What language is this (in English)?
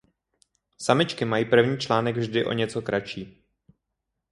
Czech